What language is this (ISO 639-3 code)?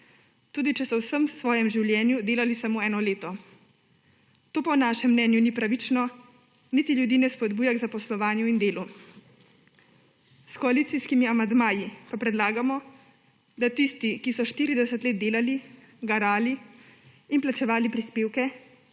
slv